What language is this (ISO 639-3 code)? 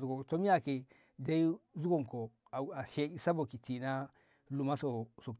nbh